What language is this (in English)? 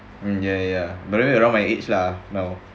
English